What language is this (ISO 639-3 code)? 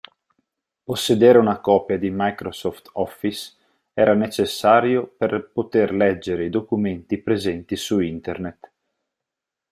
ita